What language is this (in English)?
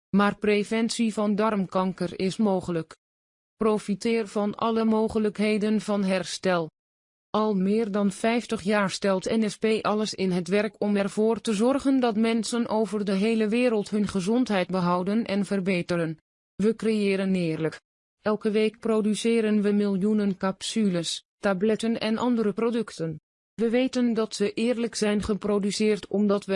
Dutch